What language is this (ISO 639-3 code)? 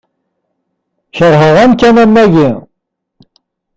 kab